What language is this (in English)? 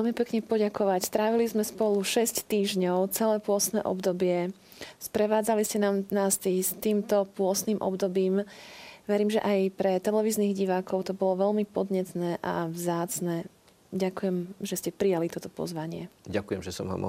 Slovak